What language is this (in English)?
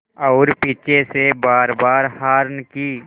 Hindi